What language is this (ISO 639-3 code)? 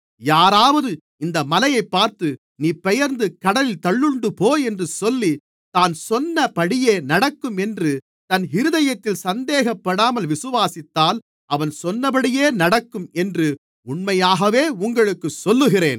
tam